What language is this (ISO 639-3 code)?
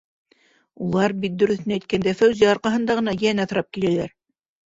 bak